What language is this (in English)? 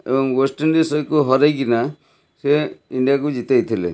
Odia